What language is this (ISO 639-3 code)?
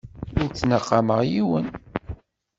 kab